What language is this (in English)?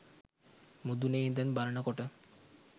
Sinhala